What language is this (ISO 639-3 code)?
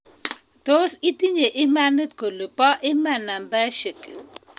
kln